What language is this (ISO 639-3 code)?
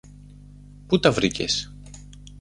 ell